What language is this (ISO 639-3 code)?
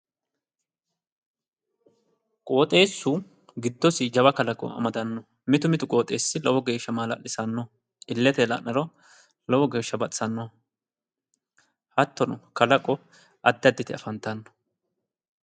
sid